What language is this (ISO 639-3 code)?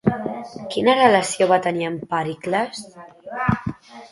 cat